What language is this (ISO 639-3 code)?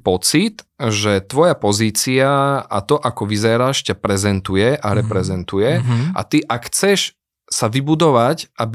slk